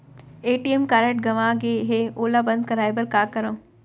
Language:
Chhattisgarhi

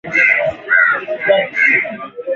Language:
Swahili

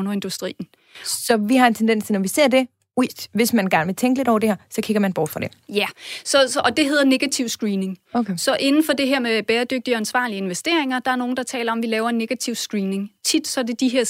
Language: Danish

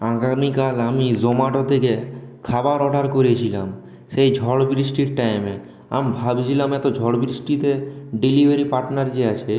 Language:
Bangla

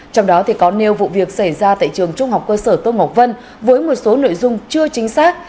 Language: Vietnamese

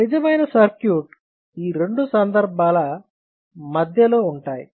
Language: Telugu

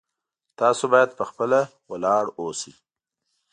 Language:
Pashto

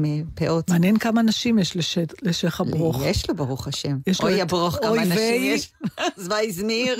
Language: Hebrew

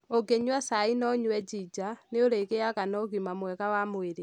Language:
Kikuyu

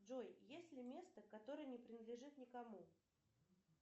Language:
Russian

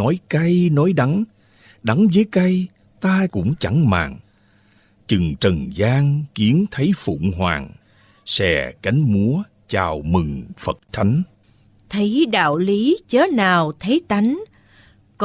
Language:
Vietnamese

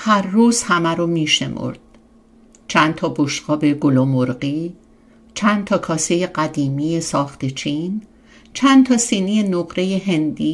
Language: Persian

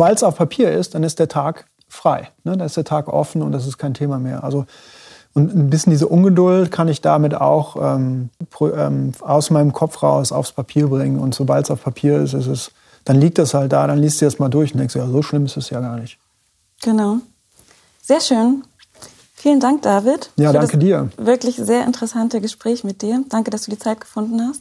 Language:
German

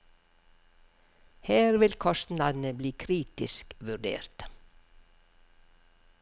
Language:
Norwegian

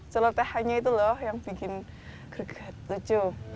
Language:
Indonesian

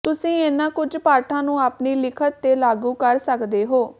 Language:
Punjabi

